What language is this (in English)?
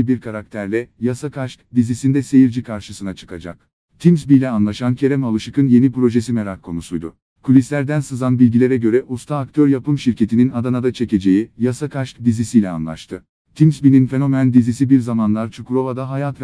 Turkish